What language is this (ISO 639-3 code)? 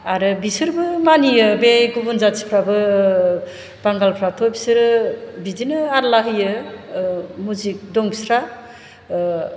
brx